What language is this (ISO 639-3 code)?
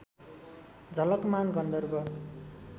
nep